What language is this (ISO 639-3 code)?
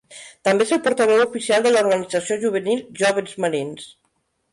cat